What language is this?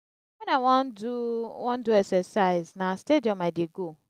Nigerian Pidgin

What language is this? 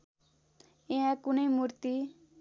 Nepali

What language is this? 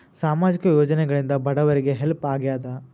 Kannada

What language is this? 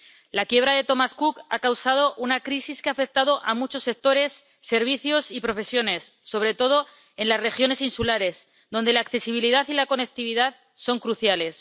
Spanish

